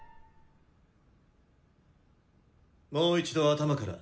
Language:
Japanese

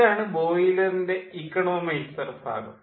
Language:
Malayalam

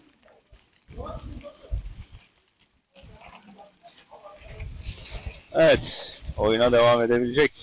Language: Turkish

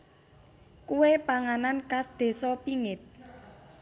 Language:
Javanese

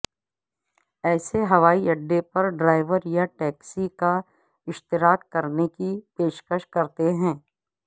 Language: Urdu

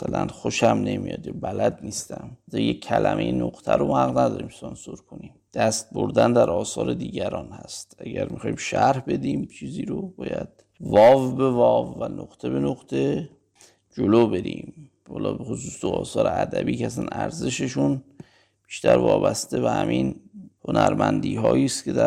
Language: Persian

